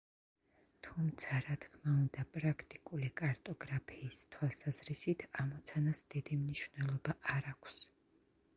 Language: Georgian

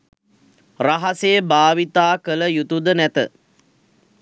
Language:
Sinhala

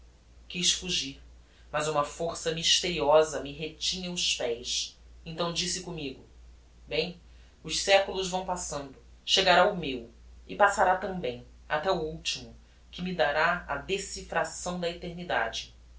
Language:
Portuguese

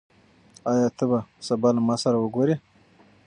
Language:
Pashto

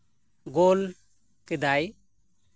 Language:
Santali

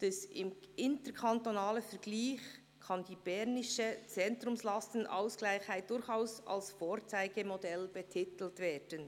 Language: Swiss German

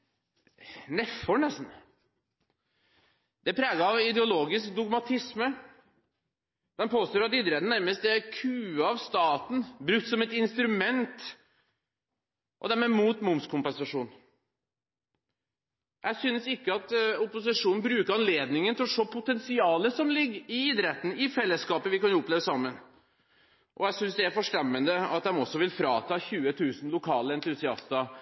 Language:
Norwegian Bokmål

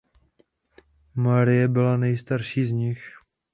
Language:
Czech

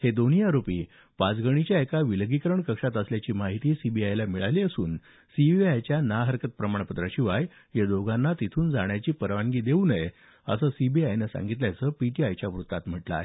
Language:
Marathi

